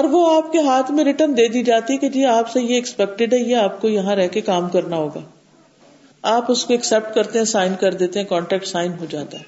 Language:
Urdu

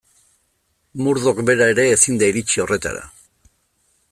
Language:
Basque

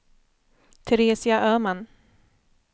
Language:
Swedish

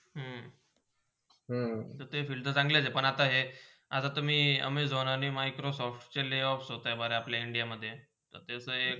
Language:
Marathi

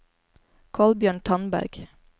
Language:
Norwegian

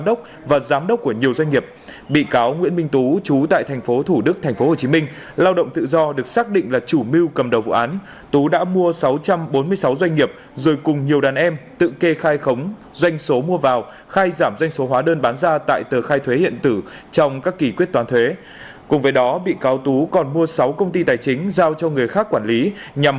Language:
Vietnamese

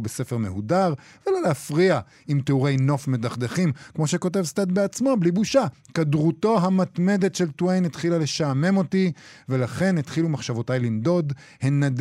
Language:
Hebrew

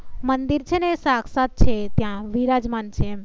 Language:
Gujarati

